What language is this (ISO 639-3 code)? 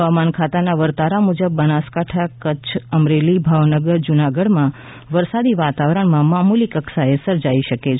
guj